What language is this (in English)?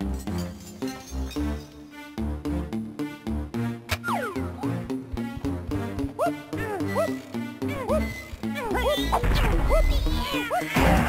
English